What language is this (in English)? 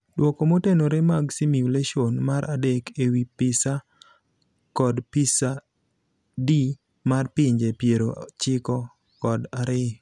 Luo (Kenya and Tanzania)